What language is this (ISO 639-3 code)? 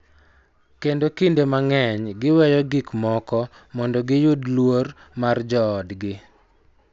luo